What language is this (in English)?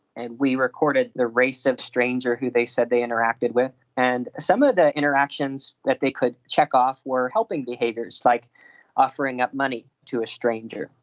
English